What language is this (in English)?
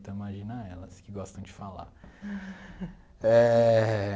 Portuguese